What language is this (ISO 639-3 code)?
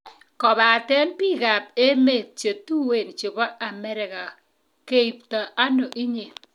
kln